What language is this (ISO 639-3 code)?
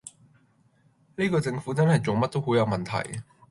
yue